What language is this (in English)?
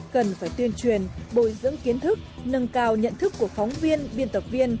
Vietnamese